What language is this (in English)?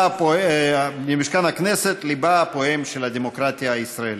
Hebrew